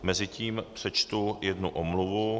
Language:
Czech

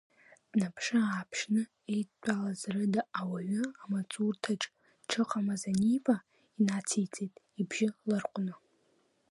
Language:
Abkhazian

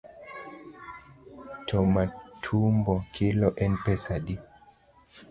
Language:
Luo (Kenya and Tanzania)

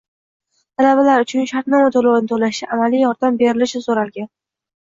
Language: Uzbek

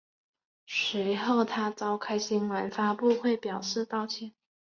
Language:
Chinese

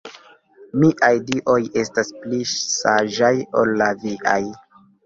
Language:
Esperanto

